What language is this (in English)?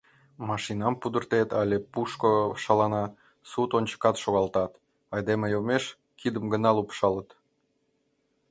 Mari